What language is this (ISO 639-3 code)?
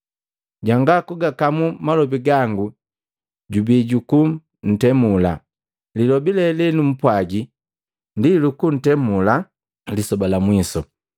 mgv